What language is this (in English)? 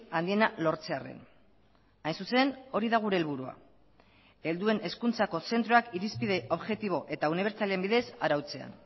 Basque